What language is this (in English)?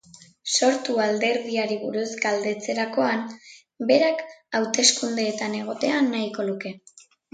Basque